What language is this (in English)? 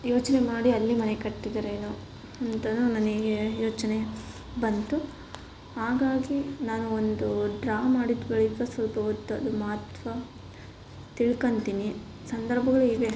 Kannada